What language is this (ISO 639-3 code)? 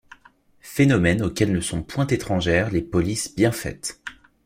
fra